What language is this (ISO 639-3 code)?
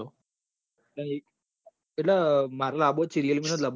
guj